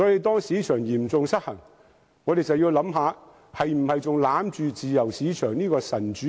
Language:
Cantonese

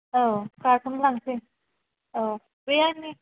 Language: Bodo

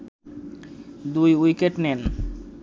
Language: Bangla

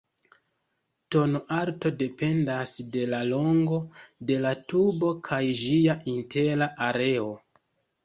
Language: Esperanto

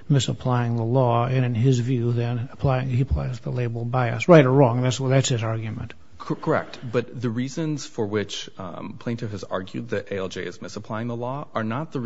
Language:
English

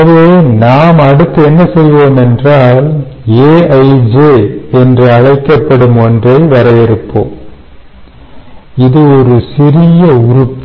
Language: Tamil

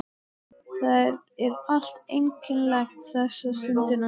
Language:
Icelandic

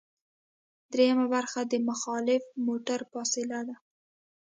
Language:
Pashto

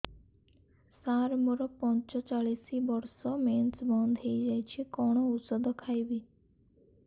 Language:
Odia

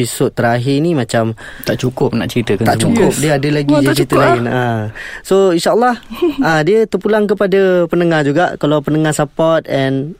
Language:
Malay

